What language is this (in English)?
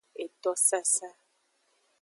Aja (Benin)